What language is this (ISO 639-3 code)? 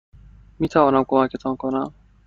fas